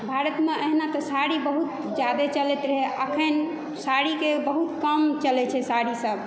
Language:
Maithili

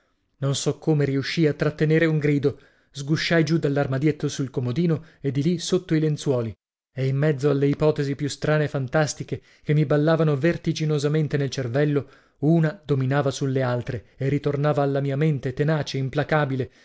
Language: Italian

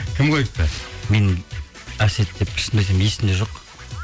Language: Kazakh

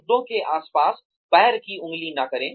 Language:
Hindi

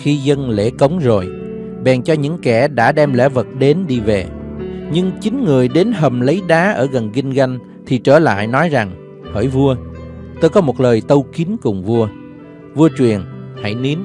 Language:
Vietnamese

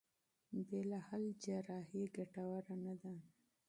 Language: Pashto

